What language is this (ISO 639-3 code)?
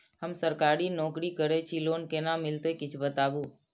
mai